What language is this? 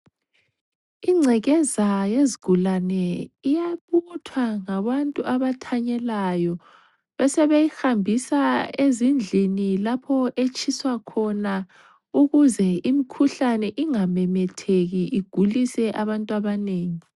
North Ndebele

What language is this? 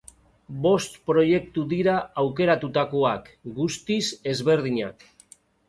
Basque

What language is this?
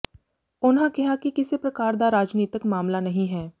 Punjabi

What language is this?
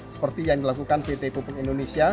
Indonesian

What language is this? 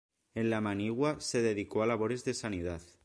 Spanish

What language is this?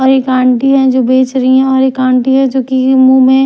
Hindi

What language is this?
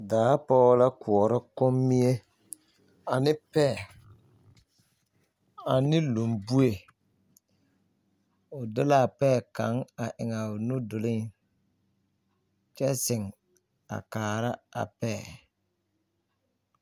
Southern Dagaare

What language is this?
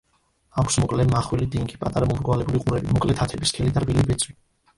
Georgian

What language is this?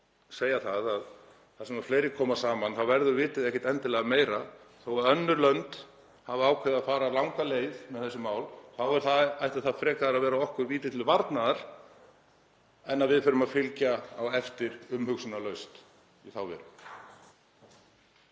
Icelandic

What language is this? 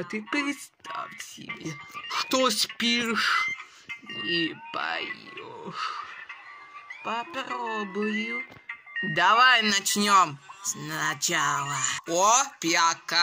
Russian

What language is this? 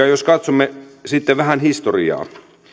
Finnish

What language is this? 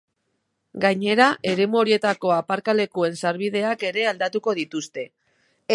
Basque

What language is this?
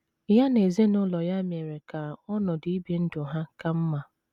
Igbo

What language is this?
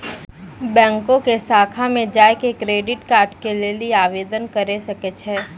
Maithili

